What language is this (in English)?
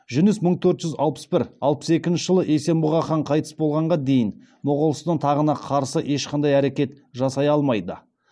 Kazakh